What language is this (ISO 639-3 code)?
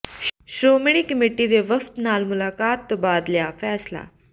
pan